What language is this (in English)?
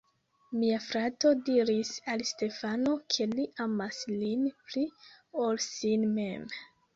Esperanto